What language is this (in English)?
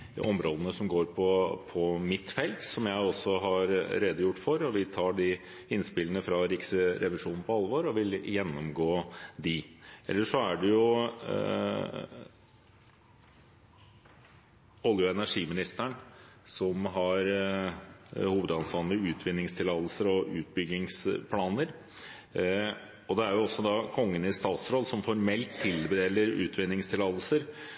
Norwegian Bokmål